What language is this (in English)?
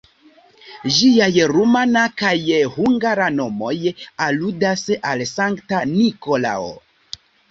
Esperanto